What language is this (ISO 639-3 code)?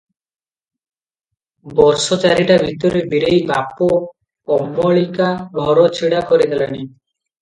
ori